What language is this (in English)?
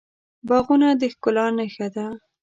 Pashto